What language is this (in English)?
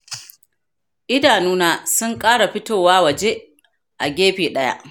Hausa